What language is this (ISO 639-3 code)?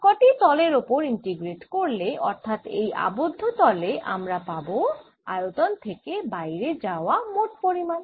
ben